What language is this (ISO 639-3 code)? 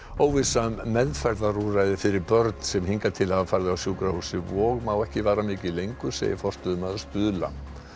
isl